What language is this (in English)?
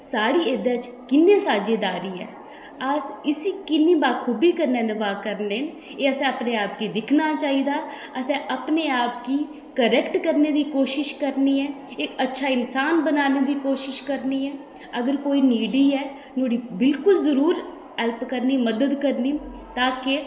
Dogri